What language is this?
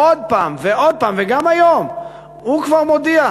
Hebrew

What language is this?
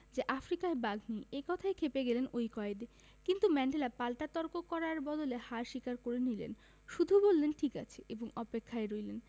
Bangla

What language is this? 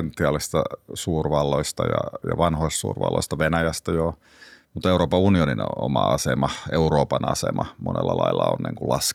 Finnish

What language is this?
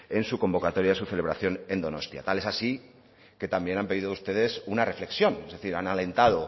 Spanish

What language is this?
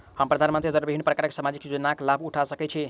Maithili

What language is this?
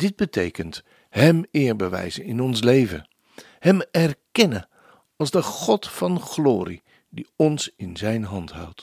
Dutch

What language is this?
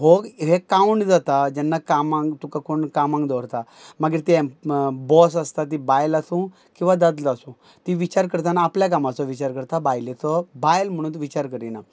Konkani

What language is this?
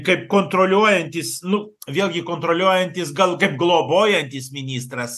Lithuanian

